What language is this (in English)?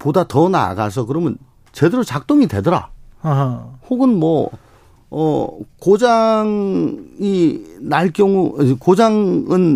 Korean